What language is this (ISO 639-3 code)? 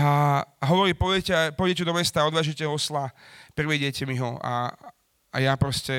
slk